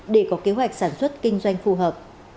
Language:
Vietnamese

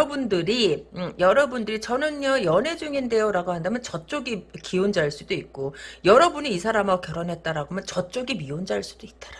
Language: Korean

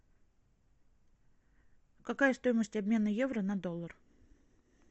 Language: Russian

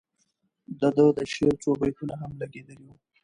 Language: Pashto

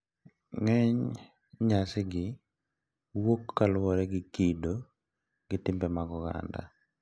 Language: Luo (Kenya and Tanzania)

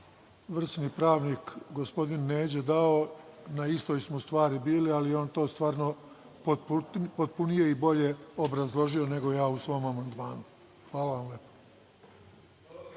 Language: Serbian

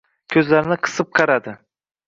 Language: Uzbek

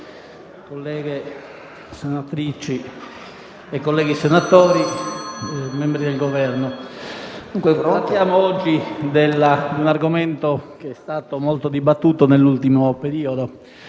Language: Italian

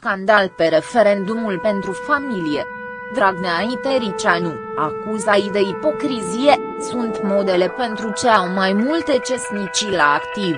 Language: Romanian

